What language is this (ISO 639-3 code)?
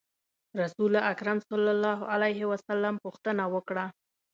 pus